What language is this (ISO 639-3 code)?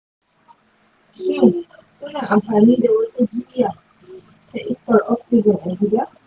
hau